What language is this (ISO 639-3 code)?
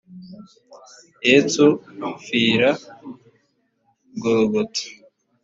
kin